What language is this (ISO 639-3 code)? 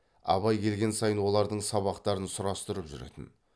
kaz